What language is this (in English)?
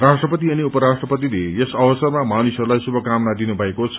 Nepali